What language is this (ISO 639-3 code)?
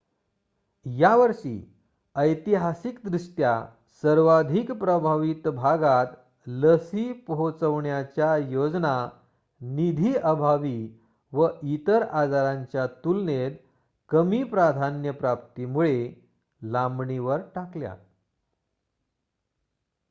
mar